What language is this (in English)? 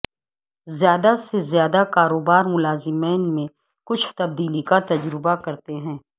Urdu